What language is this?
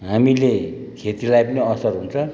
Nepali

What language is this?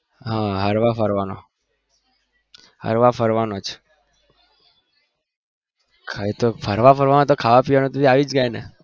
Gujarati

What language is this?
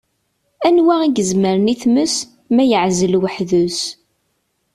Kabyle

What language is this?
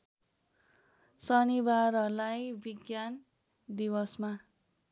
Nepali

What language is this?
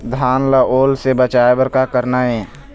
Chhattisgarhi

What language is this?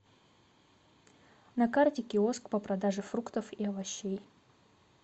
Russian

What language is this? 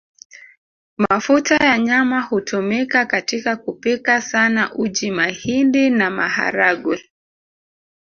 Swahili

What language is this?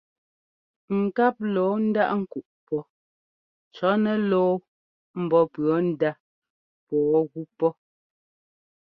Ngomba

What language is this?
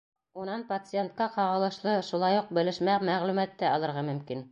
Bashkir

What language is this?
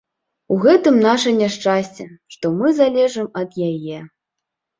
Belarusian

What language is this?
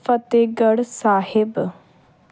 Punjabi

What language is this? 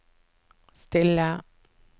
Norwegian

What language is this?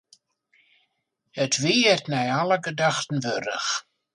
Western Frisian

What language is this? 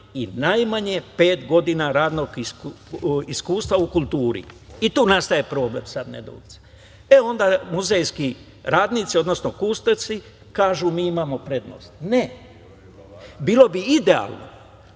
Serbian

